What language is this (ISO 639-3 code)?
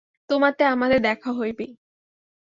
ben